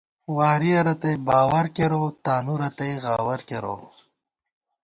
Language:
Gawar-Bati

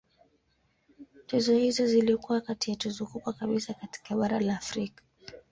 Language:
Swahili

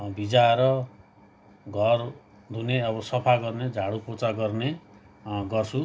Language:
Nepali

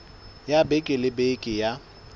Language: Southern Sotho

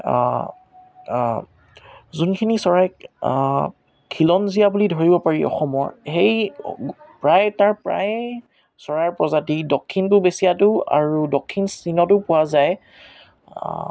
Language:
Assamese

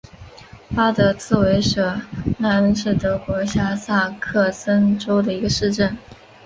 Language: Chinese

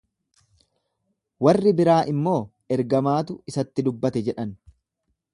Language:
Oromo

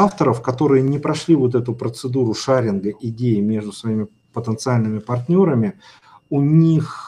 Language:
Russian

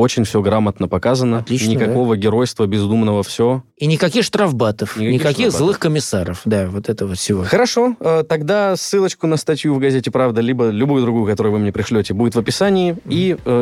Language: Russian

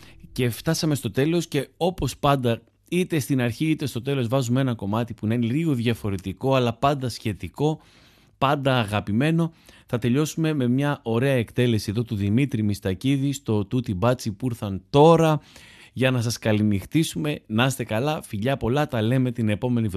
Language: Greek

